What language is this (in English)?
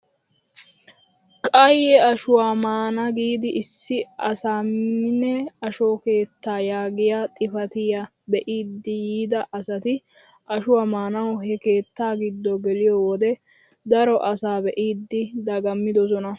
Wolaytta